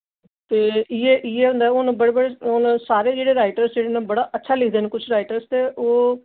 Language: Dogri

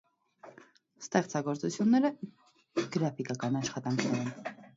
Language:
Armenian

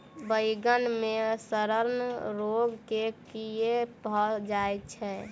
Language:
Maithili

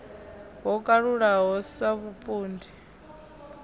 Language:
Venda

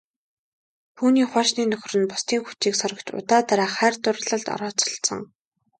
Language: Mongolian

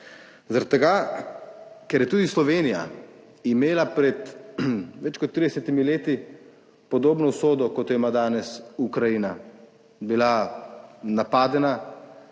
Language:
Slovenian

